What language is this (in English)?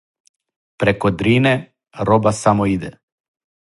Serbian